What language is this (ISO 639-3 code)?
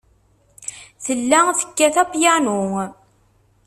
kab